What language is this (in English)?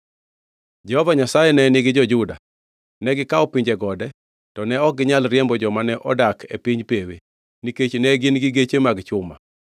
Luo (Kenya and Tanzania)